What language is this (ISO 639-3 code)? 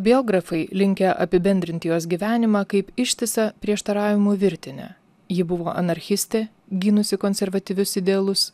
lit